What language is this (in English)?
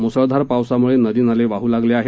Marathi